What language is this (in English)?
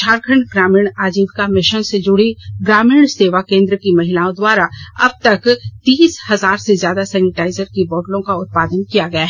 Hindi